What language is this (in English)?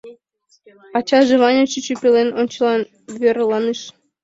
Mari